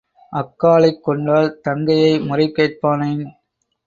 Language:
Tamil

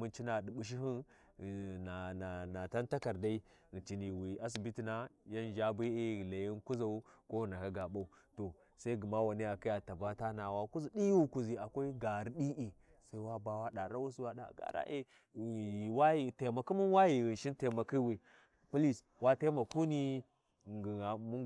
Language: Warji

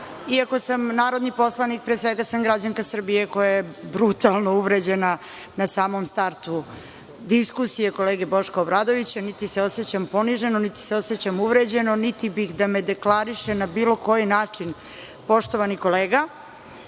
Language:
Serbian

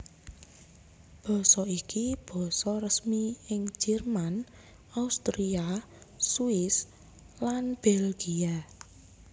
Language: Javanese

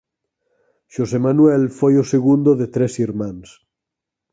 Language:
Galician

